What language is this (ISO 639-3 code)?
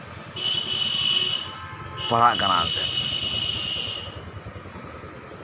sat